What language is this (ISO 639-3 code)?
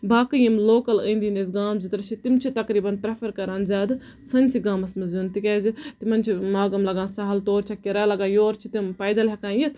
kas